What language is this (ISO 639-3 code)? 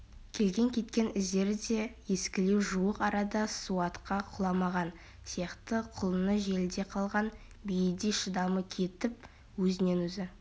kaz